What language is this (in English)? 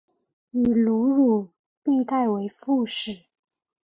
Chinese